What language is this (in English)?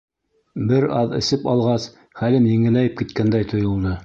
Bashkir